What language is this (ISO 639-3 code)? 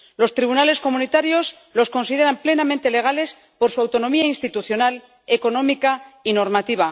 spa